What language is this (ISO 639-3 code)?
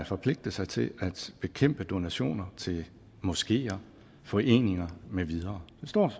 dan